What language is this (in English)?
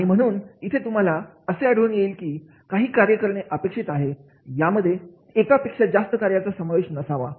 Marathi